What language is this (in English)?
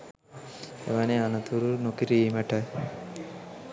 Sinhala